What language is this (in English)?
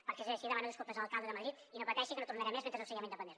Catalan